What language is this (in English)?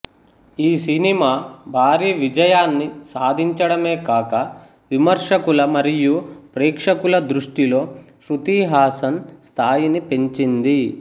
Telugu